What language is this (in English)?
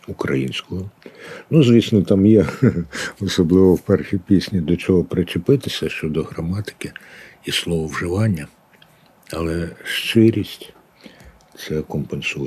Ukrainian